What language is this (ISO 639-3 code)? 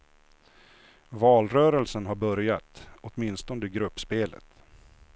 swe